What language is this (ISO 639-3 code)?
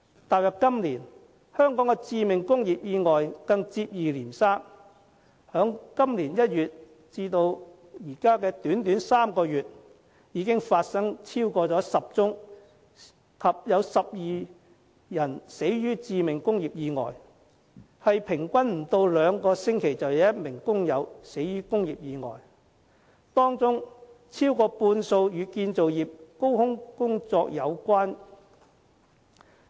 yue